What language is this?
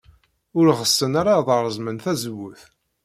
Kabyle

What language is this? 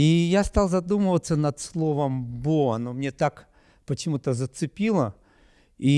Russian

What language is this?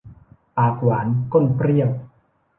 Thai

